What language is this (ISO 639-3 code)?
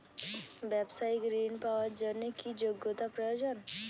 ben